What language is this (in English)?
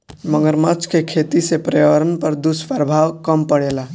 Bhojpuri